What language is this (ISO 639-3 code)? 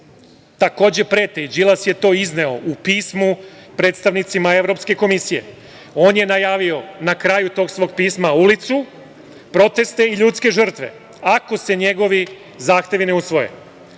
srp